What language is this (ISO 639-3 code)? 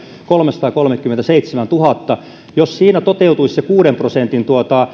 fin